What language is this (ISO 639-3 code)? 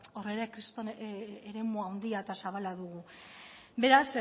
eus